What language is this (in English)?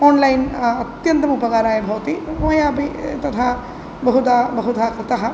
Sanskrit